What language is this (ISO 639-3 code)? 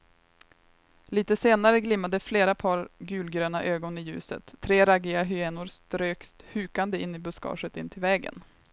swe